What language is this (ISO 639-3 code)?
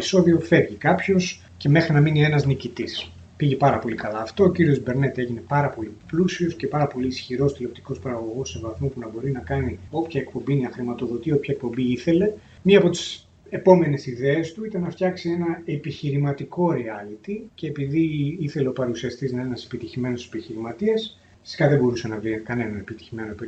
ell